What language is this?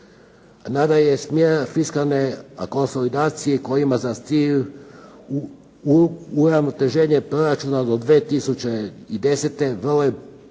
Croatian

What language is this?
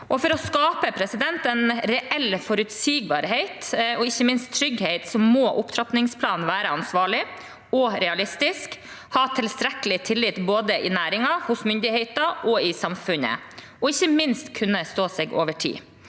Norwegian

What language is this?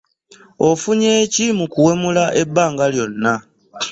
Ganda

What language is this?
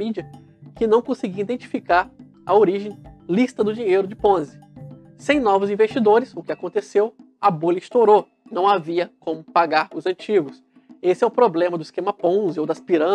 Portuguese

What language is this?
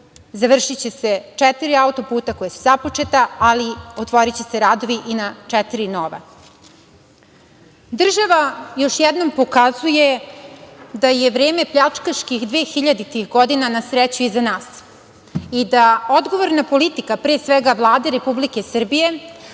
Serbian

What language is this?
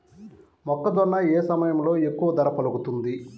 Telugu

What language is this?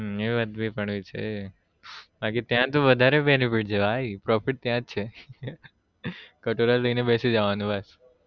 Gujarati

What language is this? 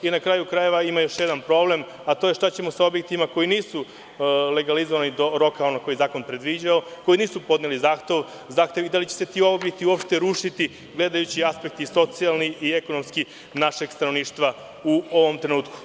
Serbian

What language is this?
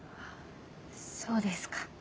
Japanese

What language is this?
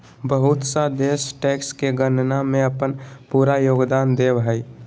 Magahi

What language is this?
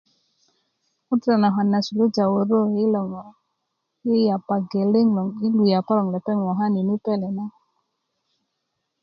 Kuku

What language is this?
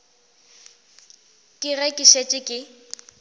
Northern Sotho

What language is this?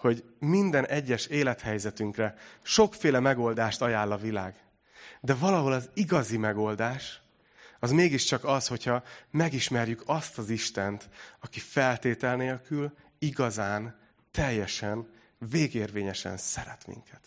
Hungarian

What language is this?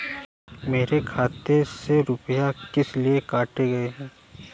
Hindi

